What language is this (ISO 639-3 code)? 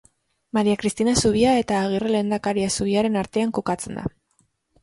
eus